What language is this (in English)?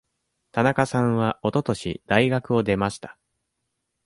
Japanese